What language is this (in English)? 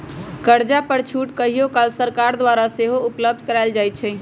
Magahi